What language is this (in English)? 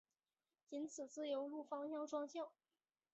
Chinese